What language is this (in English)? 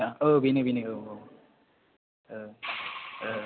Bodo